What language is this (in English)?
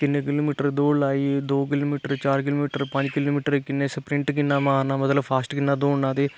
Dogri